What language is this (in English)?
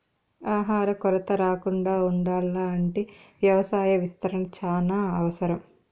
Telugu